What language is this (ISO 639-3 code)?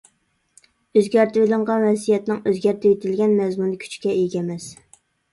uig